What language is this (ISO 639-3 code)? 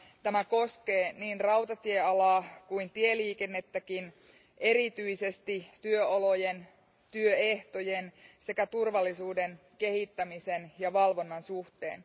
fin